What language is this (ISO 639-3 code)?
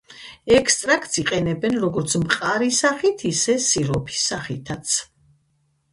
kat